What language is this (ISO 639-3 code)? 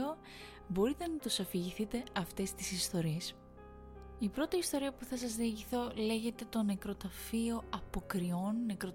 ell